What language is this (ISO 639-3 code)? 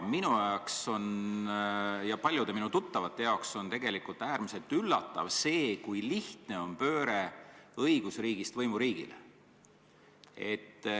est